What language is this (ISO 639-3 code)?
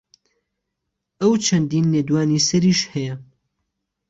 ckb